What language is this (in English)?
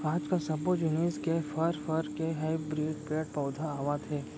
Chhattisgarhi